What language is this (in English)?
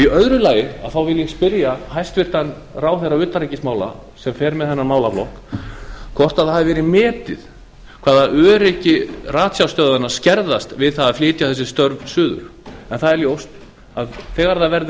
Icelandic